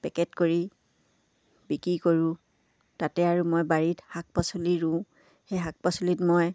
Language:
Assamese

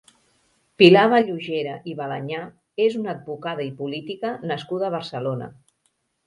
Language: Catalan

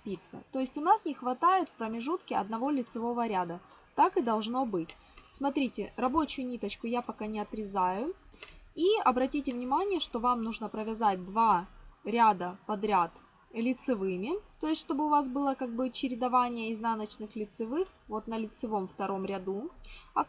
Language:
Russian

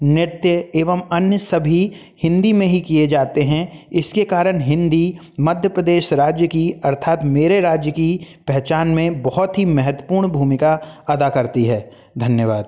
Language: Hindi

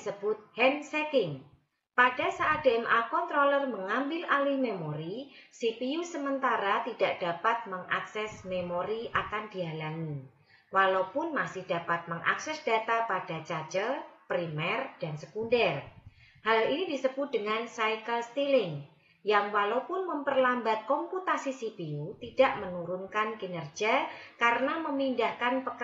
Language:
Indonesian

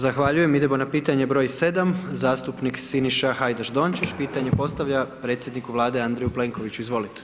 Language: Croatian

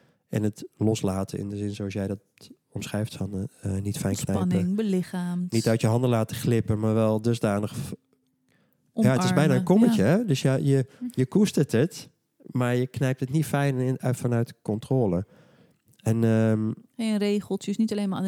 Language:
Dutch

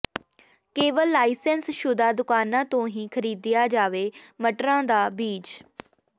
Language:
Punjabi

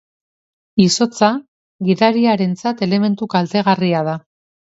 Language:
Basque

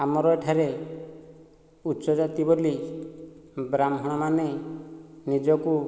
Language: Odia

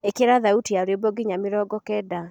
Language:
Kikuyu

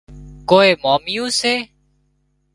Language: Wadiyara Koli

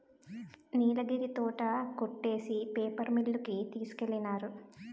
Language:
Telugu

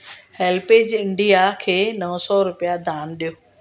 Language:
Sindhi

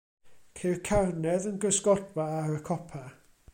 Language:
Welsh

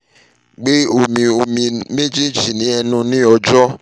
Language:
Yoruba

